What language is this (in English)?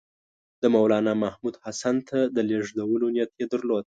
Pashto